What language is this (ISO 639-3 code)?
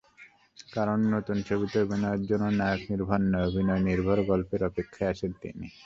ben